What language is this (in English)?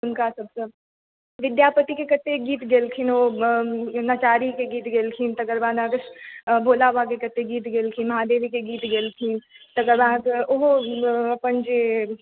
Maithili